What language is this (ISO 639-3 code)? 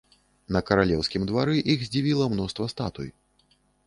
bel